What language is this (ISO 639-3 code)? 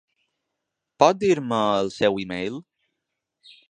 cat